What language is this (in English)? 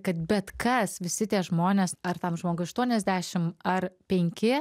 Lithuanian